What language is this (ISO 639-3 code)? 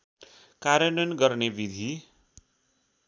nep